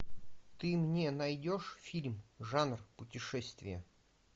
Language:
Russian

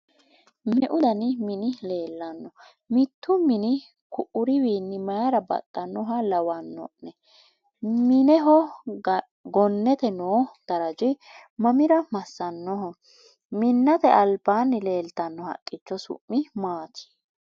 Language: Sidamo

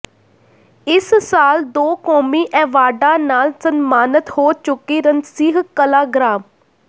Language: Punjabi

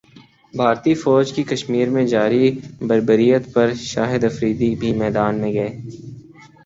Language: Urdu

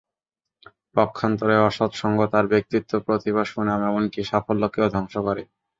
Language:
Bangla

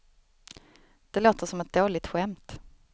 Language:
Swedish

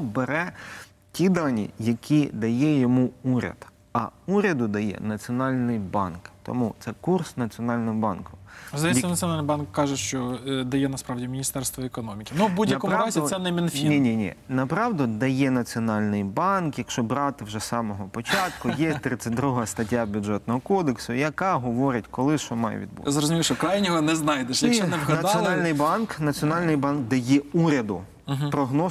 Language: Ukrainian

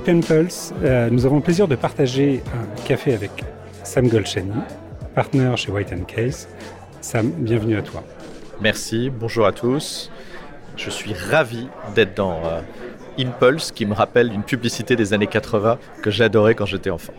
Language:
French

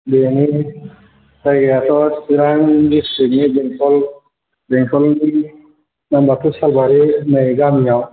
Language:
Bodo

